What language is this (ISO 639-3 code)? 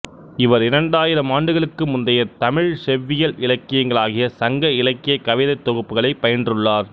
tam